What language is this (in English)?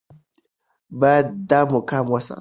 Pashto